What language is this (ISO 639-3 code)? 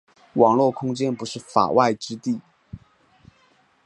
zho